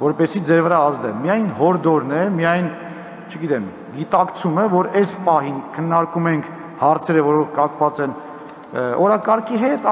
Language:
Turkish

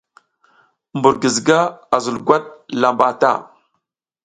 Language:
South Giziga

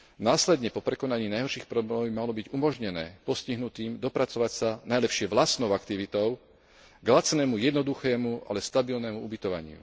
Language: Slovak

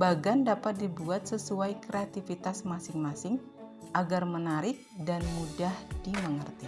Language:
Indonesian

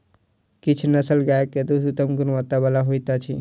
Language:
Maithili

